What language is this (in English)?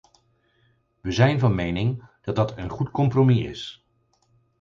Dutch